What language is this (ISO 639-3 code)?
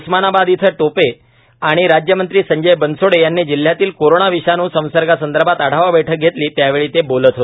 mar